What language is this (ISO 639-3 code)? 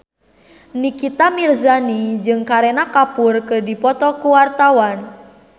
sun